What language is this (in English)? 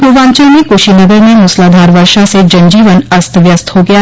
Hindi